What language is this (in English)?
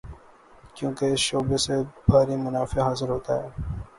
Urdu